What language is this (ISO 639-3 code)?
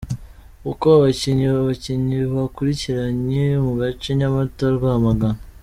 kin